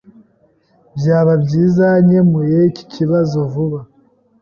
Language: Kinyarwanda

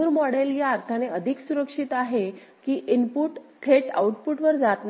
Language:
Marathi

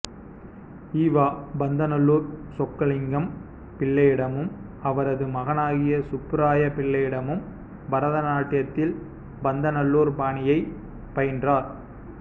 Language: Tamil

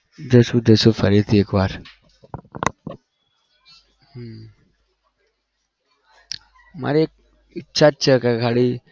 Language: Gujarati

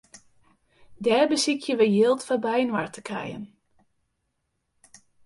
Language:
Western Frisian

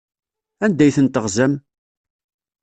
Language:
Kabyle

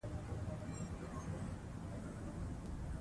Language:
Pashto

